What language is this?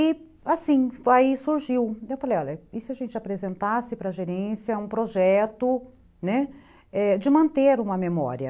Portuguese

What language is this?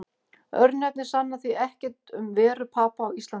Icelandic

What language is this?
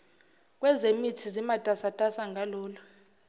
Zulu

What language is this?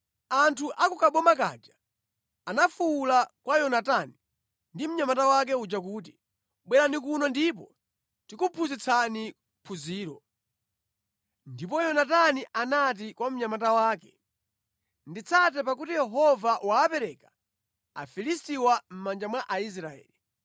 Nyanja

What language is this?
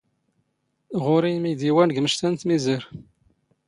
Standard Moroccan Tamazight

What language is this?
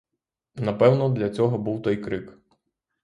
Ukrainian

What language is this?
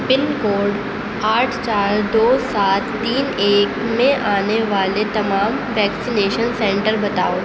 Urdu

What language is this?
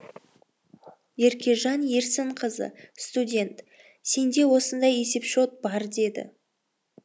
Kazakh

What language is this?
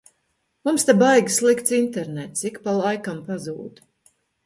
Latvian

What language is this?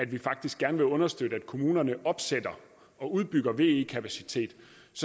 Danish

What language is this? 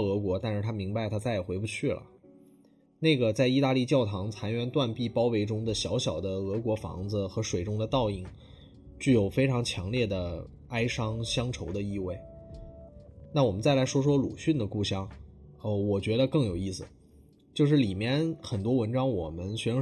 Chinese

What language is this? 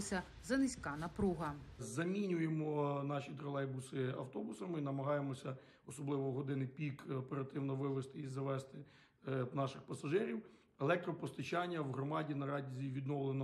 Ukrainian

